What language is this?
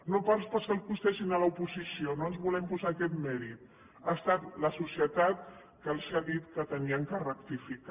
Catalan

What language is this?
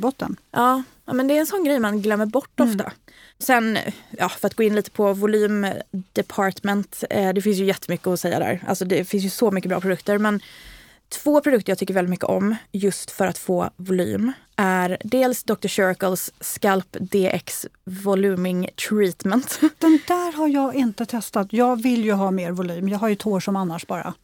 Swedish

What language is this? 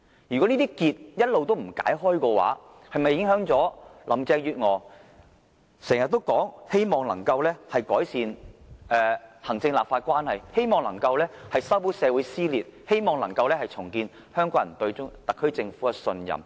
Cantonese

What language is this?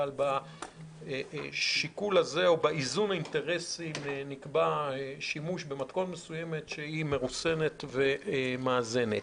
Hebrew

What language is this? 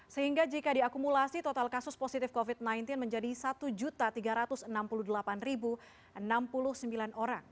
Indonesian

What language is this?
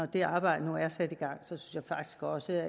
Danish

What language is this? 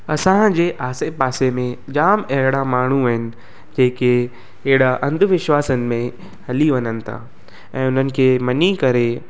Sindhi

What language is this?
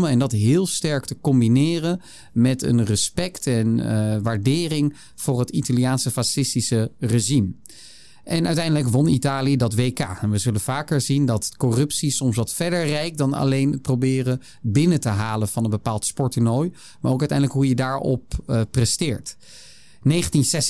Dutch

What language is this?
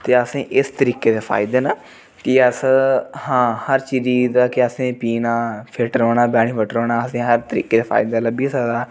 Dogri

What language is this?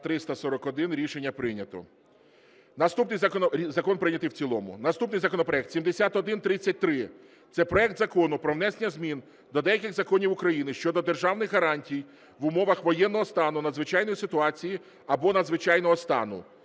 Ukrainian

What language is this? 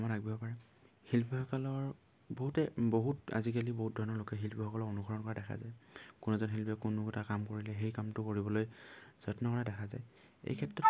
Assamese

